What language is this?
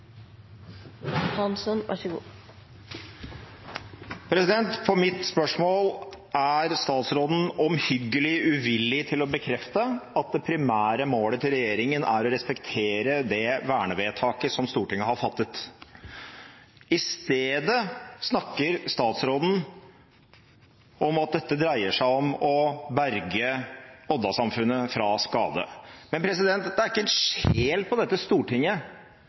Norwegian Bokmål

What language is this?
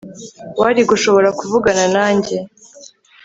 Kinyarwanda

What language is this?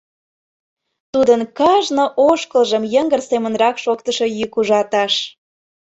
Mari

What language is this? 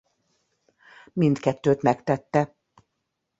Hungarian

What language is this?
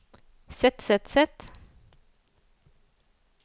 Norwegian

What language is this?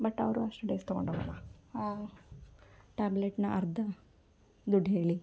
Kannada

